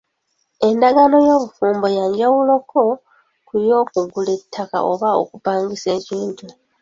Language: Ganda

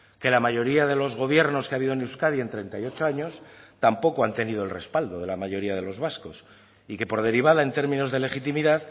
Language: Spanish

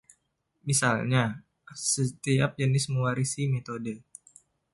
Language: Indonesian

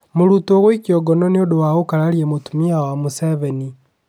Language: Kikuyu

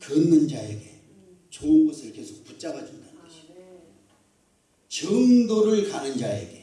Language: Korean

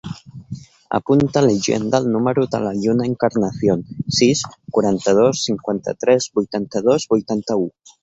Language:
Catalan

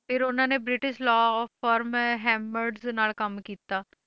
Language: Punjabi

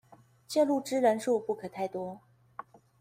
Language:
Chinese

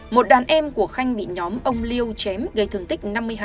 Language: Vietnamese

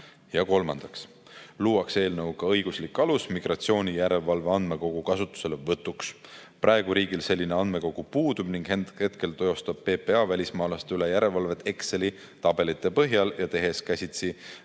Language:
Estonian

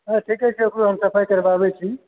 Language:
Maithili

